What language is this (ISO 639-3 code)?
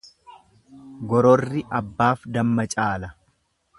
orm